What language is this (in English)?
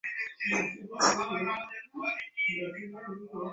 Bangla